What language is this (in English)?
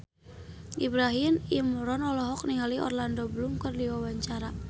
Sundanese